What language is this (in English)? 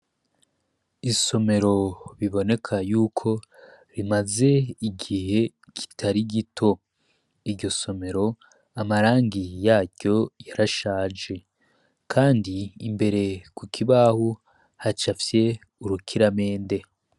Rundi